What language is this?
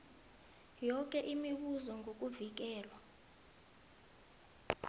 South Ndebele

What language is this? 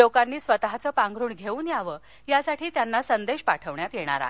Marathi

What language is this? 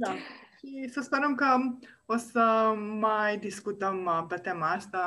Romanian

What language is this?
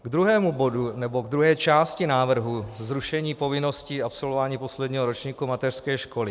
Czech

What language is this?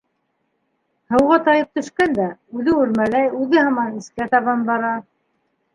Bashkir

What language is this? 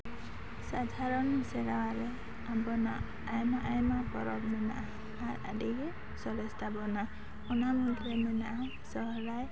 Santali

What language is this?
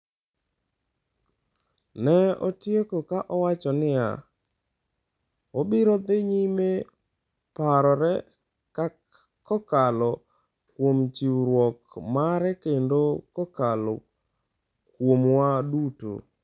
Luo (Kenya and Tanzania)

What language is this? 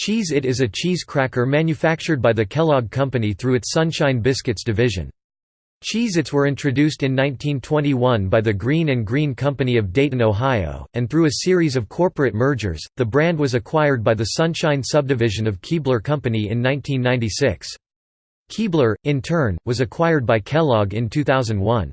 English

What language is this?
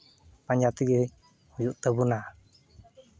Santali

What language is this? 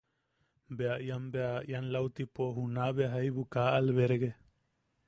Yaqui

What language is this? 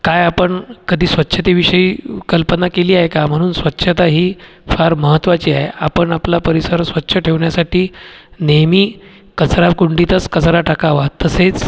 Marathi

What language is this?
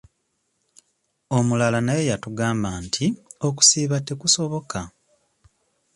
Ganda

